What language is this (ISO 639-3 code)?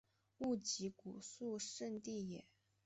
zho